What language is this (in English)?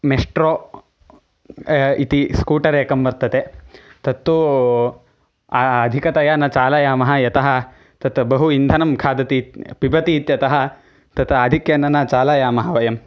Sanskrit